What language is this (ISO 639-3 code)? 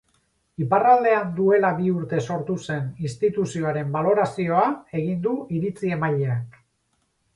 eus